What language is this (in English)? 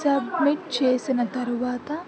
Telugu